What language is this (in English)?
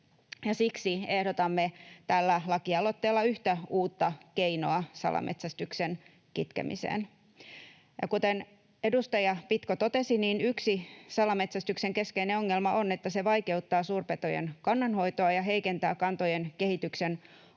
Finnish